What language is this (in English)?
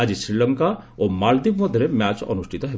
Odia